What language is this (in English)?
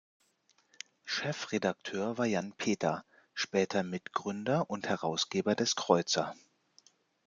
German